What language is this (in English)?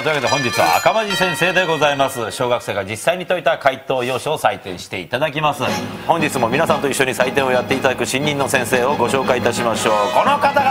Japanese